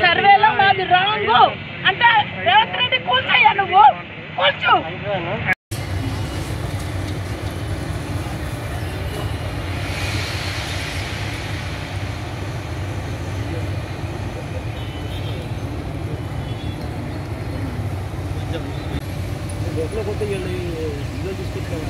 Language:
Telugu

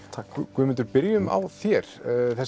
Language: Icelandic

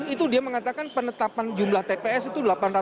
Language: Indonesian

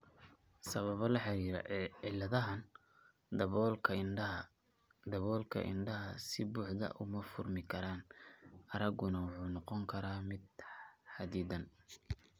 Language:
Somali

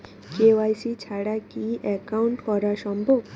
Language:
Bangla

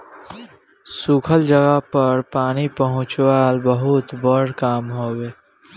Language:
Bhojpuri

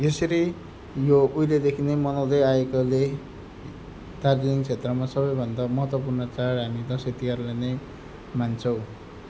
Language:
Nepali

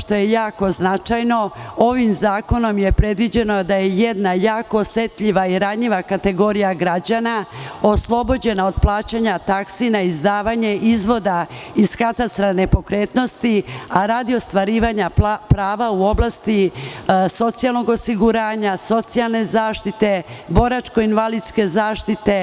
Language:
Serbian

